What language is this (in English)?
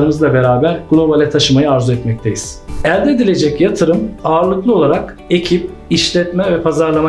Turkish